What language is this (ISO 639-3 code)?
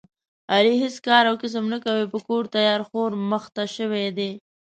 pus